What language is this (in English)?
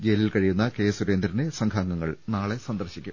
Malayalam